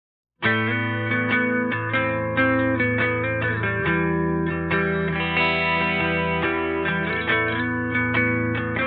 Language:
Turkish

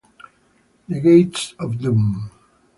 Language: Italian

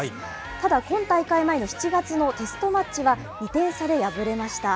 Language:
Japanese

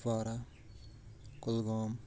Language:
Kashmiri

